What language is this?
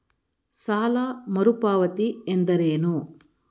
Kannada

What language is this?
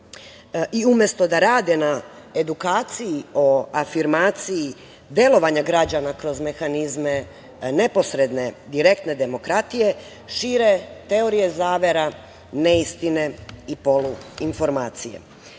Serbian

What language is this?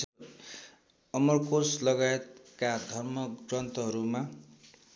Nepali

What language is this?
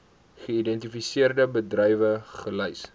Afrikaans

